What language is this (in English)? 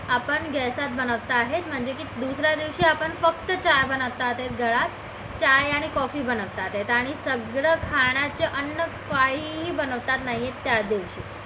Marathi